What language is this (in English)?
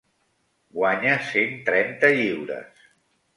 Catalan